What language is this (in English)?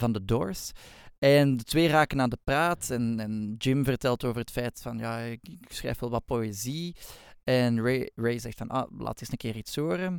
Dutch